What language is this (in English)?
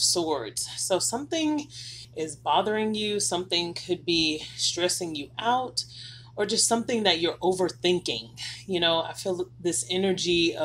English